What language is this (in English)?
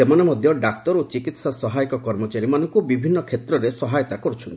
Odia